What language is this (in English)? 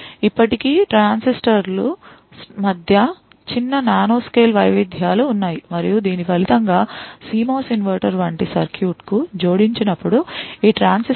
Telugu